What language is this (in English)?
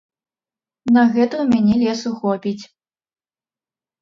Belarusian